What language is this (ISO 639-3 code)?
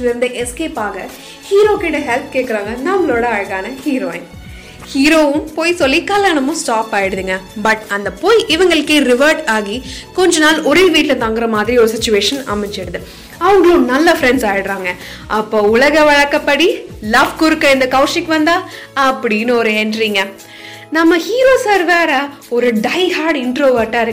tam